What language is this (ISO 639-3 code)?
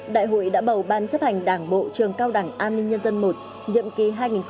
vie